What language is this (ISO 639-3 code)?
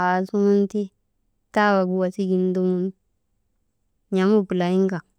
mde